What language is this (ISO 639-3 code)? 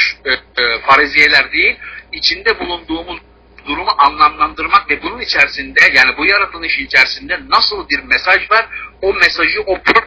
tur